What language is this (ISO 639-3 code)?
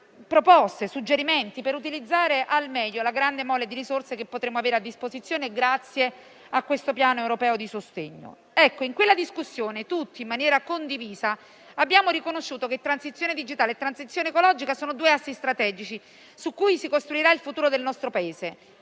ita